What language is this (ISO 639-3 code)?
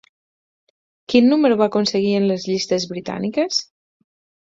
cat